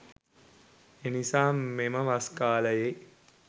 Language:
Sinhala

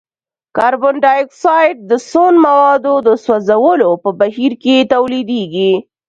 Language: Pashto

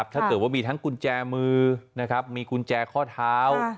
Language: Thai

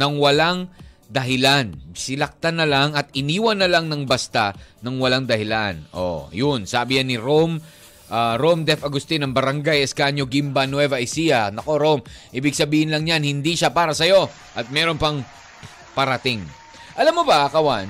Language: Filipino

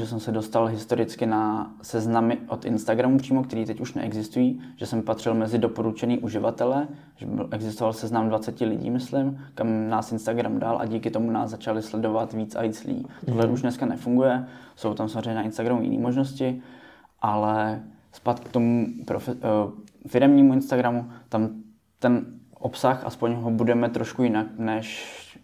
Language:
Czech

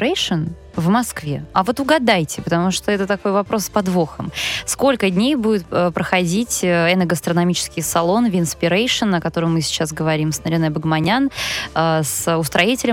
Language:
Russian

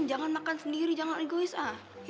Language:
Indonesian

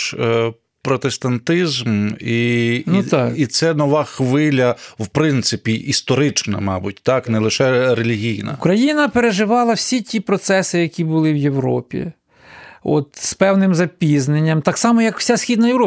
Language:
Ukrainian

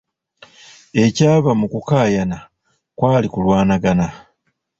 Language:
Ganda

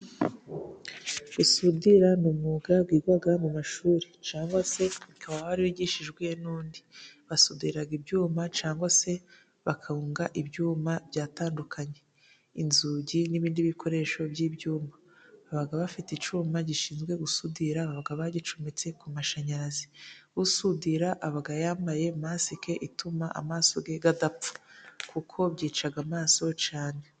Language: Kinyarwanda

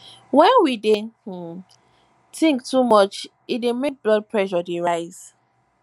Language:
Nigerian Pidgin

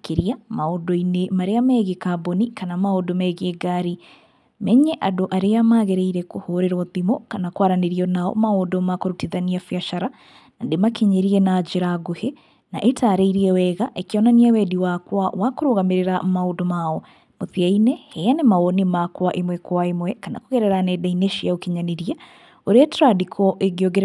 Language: Kikuyu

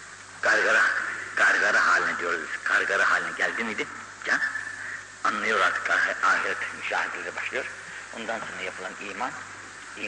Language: Turkish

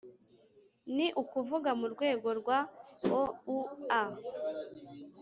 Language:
Kinyarwanda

